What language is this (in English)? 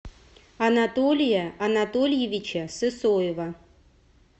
Russian